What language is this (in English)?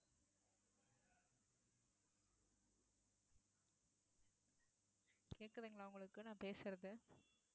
Tamil